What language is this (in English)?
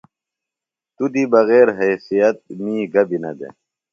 Phalura